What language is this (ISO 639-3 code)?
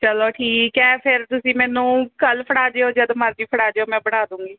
pan